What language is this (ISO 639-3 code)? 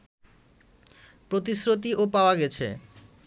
ben